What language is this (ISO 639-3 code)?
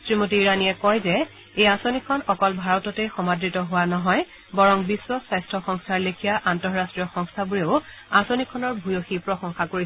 asm